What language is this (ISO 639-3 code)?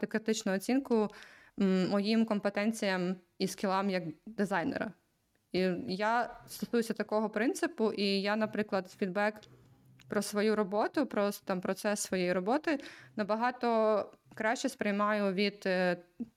ukr